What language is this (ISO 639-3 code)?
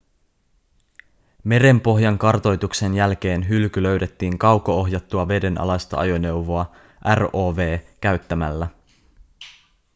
fin